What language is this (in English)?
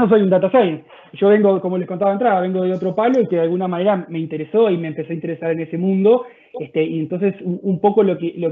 Spanish